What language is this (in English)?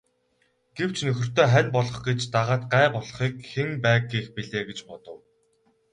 Mongolian